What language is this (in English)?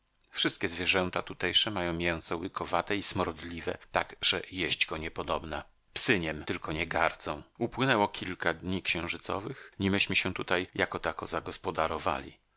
Polish